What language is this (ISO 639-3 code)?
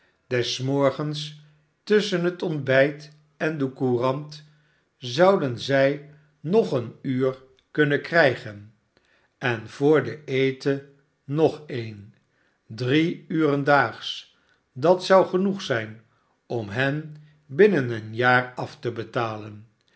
nld